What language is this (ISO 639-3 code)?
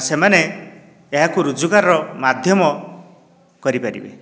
ori